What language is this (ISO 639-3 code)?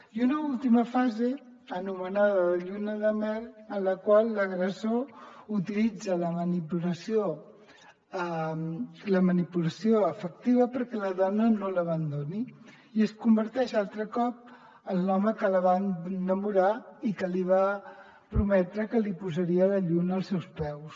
cat